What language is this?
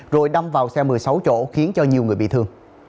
Vietnamese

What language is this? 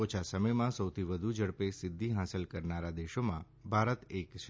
Gujarati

